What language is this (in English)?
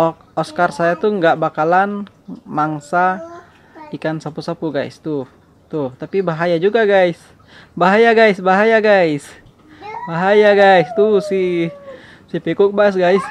Indonesian